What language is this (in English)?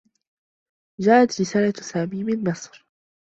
Arabic